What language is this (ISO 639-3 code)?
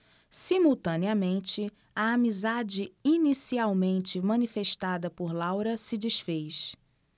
por